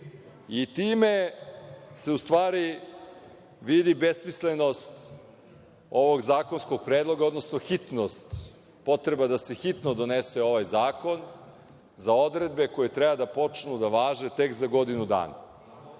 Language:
Serbian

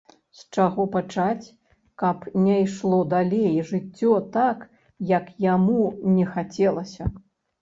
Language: Belarusian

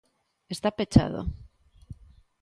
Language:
Galician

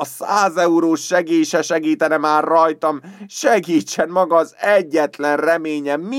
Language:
Hungarian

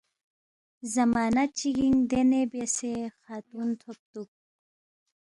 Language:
Balti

